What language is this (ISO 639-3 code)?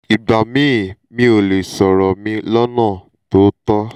yor